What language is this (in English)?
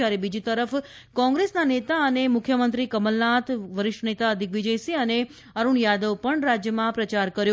Gujarati